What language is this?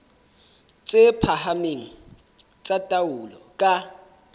Southern Sotho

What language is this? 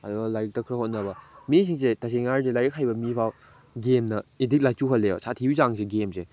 Manipuri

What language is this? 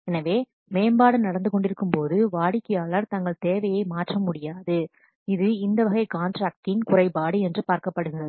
Tamil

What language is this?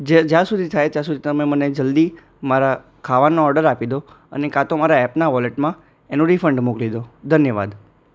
Gujarati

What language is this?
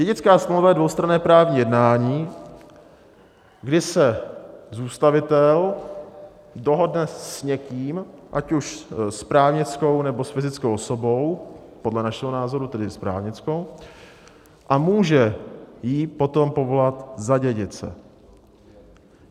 Czech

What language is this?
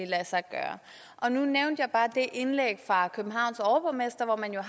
Danish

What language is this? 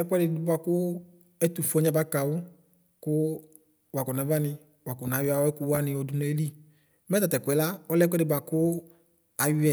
Ikposo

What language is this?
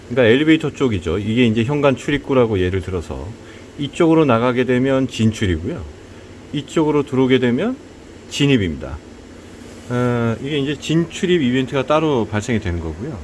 Korean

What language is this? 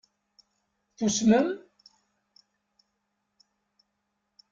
Kabyle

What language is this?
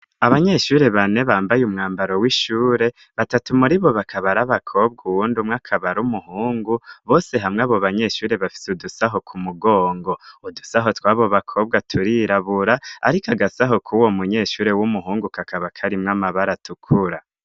Rundi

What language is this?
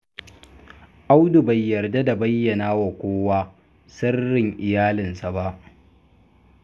Hausa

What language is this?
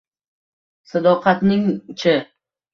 Uzbek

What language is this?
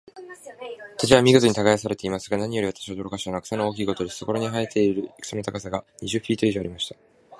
Japanese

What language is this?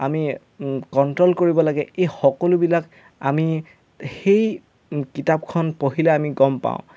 Assamese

